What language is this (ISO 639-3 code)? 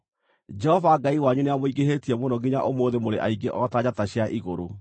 kik